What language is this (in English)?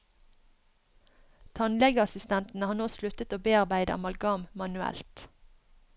Norwegian